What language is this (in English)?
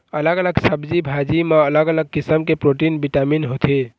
Chhattisgarhi